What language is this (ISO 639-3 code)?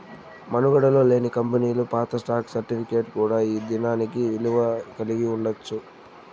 tel